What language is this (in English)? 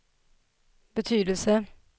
Swedish